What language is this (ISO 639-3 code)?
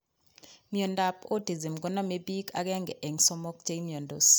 kln